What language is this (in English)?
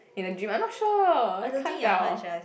English